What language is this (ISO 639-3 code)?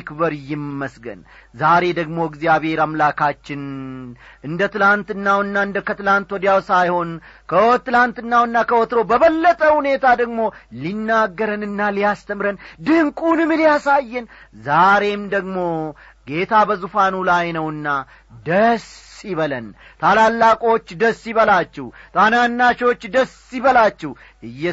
amh